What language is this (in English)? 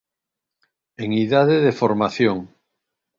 Galician